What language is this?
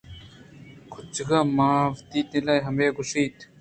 Eastern Balochi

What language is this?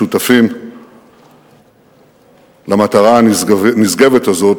Hebrew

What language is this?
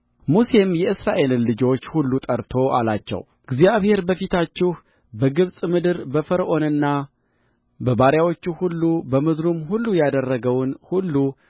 Amharic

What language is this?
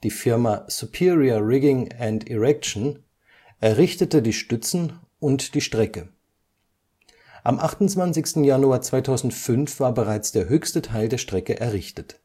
German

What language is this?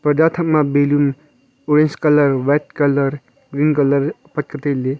Wancho Naga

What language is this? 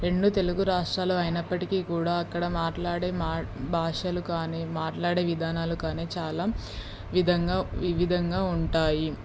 Telugu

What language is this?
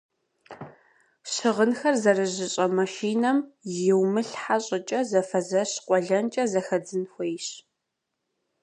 Kabardian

